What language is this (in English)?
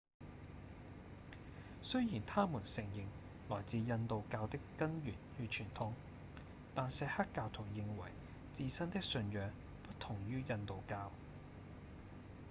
Cantonese